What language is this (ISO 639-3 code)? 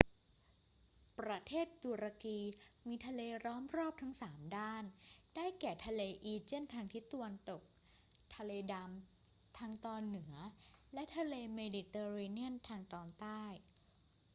tha